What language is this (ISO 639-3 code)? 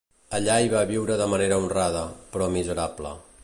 cat